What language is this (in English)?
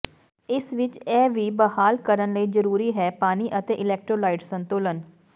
Punjabi